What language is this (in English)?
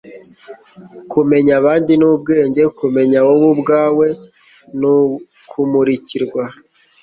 Kinyarwanda